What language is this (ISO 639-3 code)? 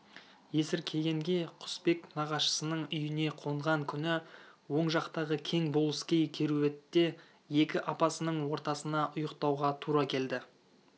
kaz